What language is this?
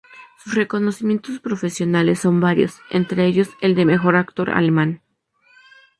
Spanish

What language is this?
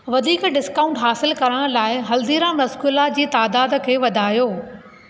Sindhi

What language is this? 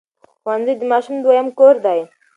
Pashto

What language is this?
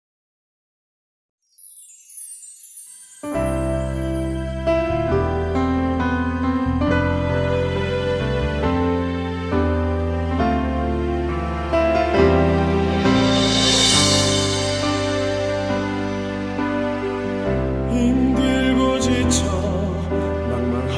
Korean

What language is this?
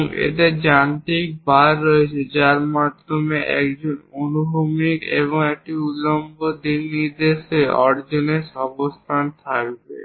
Bangla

